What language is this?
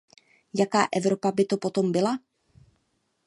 Czech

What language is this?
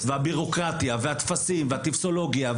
Hebrew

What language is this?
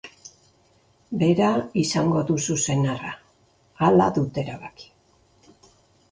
Basque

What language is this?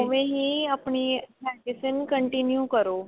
Punjabi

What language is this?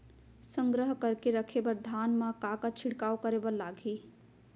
Chhattisgarhi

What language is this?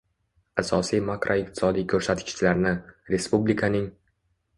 Uzbek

